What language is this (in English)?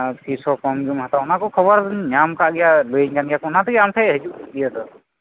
Santali